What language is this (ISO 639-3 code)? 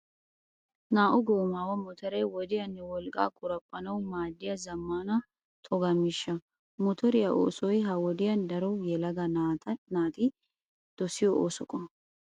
wal